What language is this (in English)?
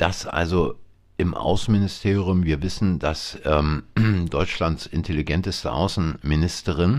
German